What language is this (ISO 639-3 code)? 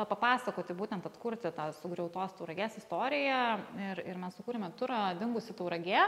lit